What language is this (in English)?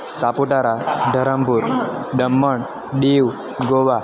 Gujarati